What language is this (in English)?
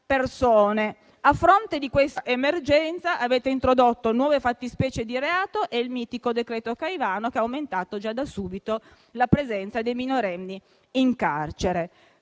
Italian